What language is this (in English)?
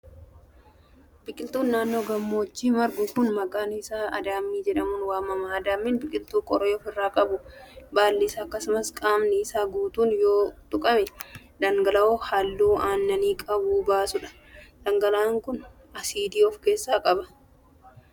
Oromo